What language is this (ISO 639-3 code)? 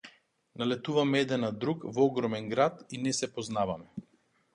mkd